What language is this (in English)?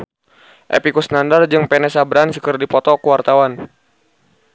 Sundanese